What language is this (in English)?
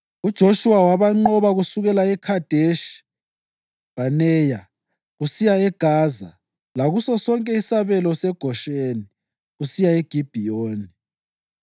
North Ndebele